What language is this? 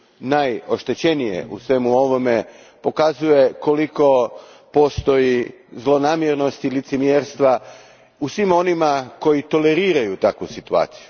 Croatian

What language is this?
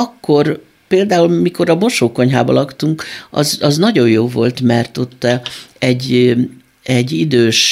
Hungarian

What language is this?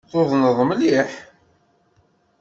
Kabyle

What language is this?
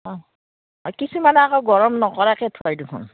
Assamese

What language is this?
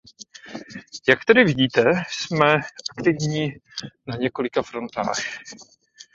Czech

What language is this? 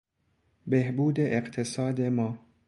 Persian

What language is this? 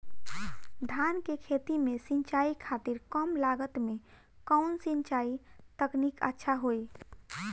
Bhojpuri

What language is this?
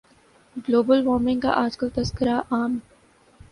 Urdu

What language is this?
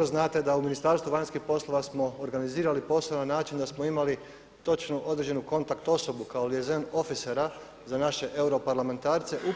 Croatian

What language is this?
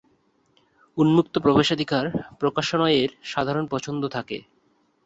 Bangla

